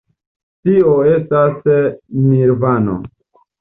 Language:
Esperanto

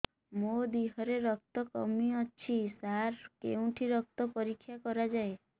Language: Odia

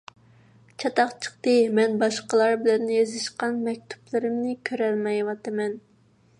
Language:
Uyghur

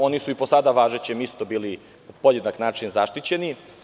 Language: Serbian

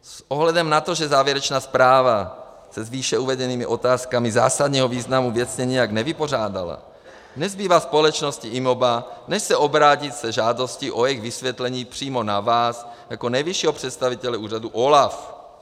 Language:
Czech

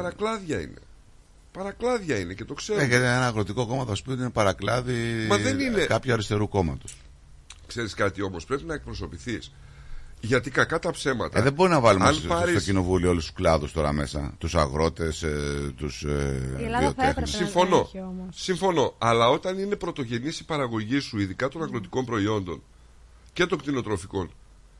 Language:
Greek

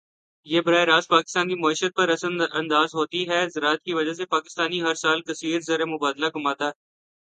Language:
Urdu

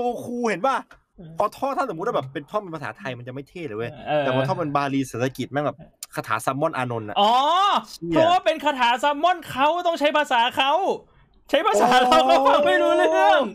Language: Thai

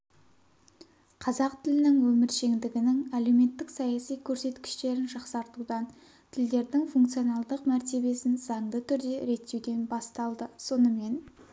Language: Kazakh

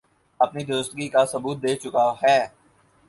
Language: Urdu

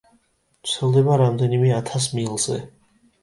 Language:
Georgian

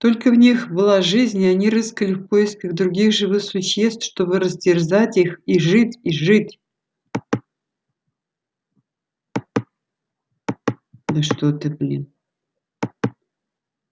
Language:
Russian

